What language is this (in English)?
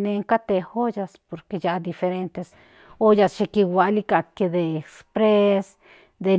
Central Nahuatl